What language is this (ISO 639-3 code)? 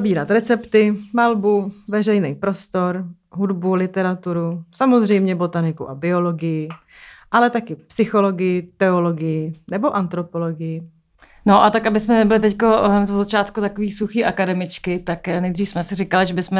ces